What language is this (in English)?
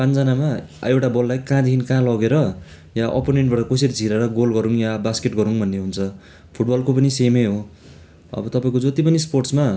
Nepali